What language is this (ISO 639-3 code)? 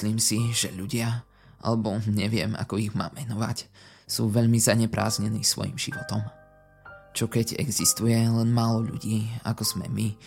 slk